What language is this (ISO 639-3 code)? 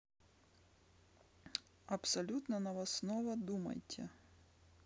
rus